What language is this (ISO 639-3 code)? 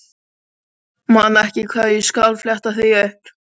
isl